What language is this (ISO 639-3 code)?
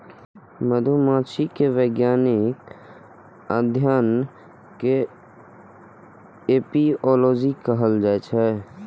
mai